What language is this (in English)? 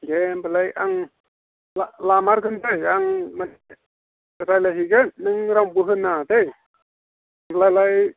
Bodo